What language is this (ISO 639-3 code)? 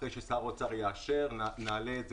heb